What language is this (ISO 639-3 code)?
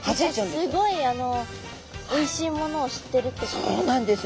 jpn